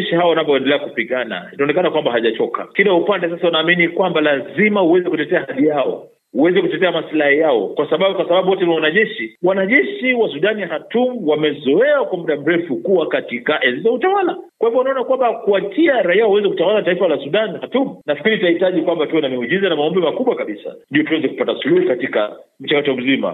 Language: Swahili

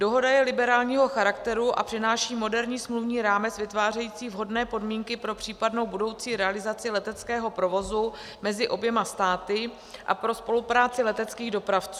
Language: Czech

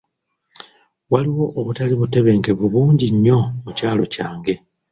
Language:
Ganda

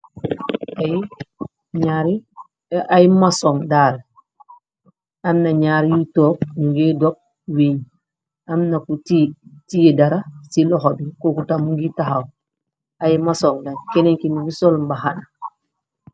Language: Wolof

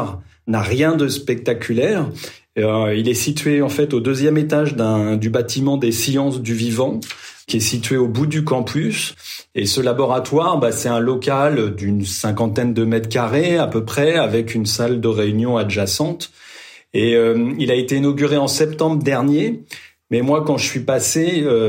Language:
French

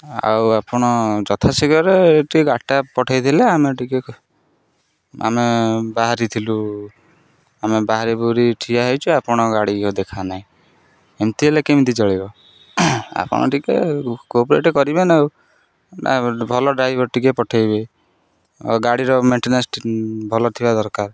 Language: Odia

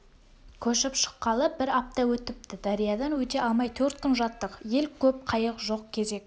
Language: Kazakh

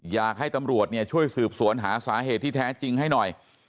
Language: Thai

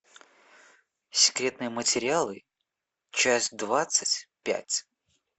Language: Russian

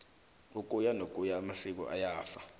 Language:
South Ndebele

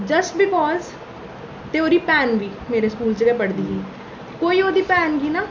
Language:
Dogri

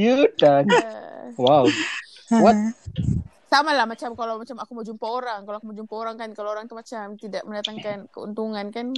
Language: Malay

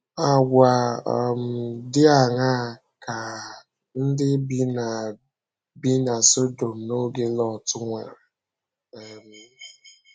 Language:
Igbo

